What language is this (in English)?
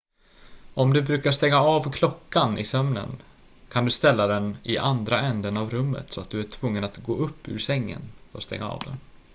Swedish